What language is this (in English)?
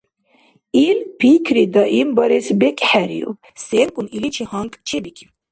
Dargwa